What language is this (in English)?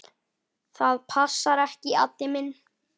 Icelandic